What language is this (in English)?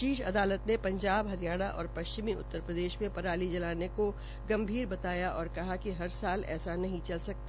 Hindi